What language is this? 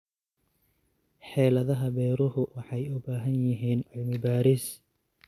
Somali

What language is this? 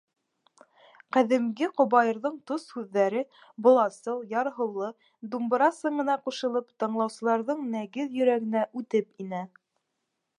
Bashkir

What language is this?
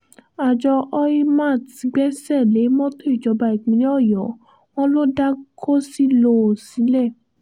Yoruba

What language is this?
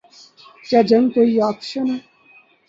Urdu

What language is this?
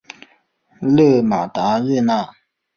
Chinese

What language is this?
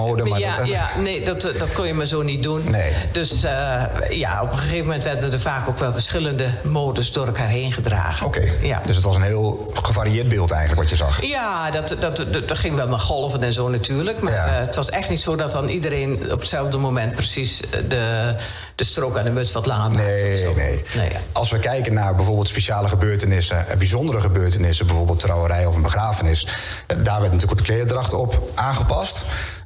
Dutch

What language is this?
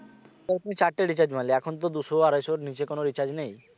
Bangla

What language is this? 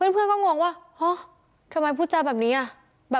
Thai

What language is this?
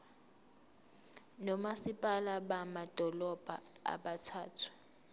Zulu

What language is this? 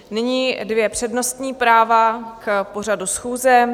Czech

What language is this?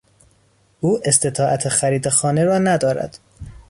Persian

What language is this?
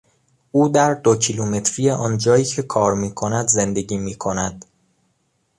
Persian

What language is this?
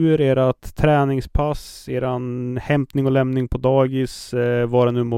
Swedish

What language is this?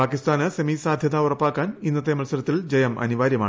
Malayalam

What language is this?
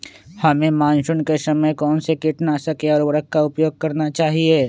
Magahi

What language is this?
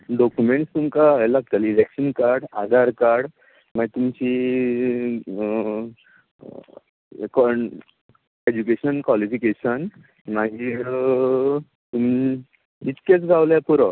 Konkani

